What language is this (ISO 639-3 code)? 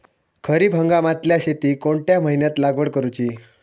mar